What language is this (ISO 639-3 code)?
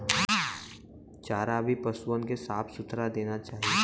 bho